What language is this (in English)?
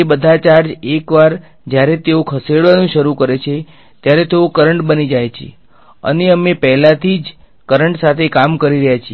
Gujarati